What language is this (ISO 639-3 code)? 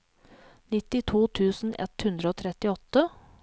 nor